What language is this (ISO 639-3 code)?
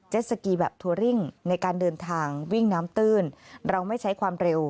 tha